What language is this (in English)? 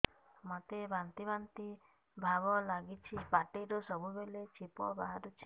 Odia